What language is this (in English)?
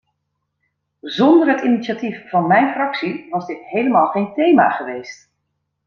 Dutch